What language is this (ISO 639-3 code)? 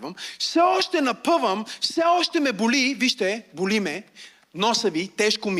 bul